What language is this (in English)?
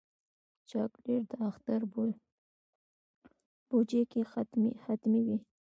Pashto